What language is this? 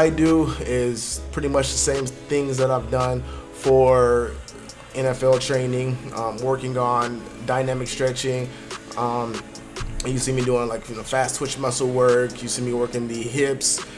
English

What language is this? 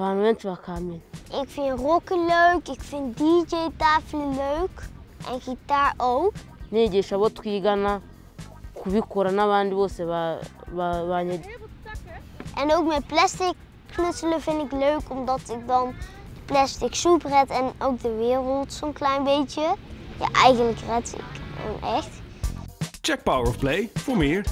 Dutch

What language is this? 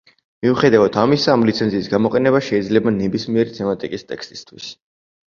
Georgian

